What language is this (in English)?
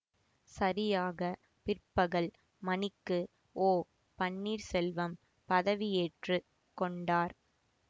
Tamil